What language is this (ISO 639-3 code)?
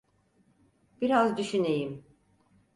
tur